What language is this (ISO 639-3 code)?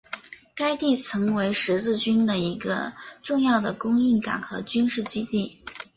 zho